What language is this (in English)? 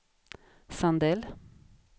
Swedish